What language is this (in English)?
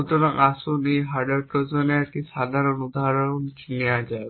Bangla